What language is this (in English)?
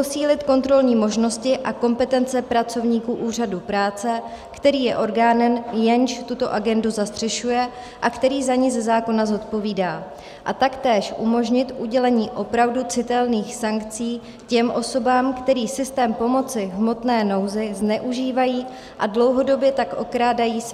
Czech